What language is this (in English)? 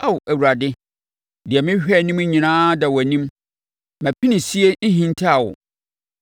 Akan